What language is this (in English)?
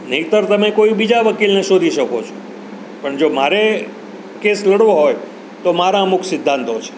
Gujarati